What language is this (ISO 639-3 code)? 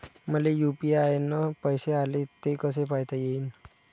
mar